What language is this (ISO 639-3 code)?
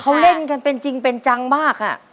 tha